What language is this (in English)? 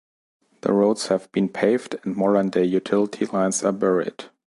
English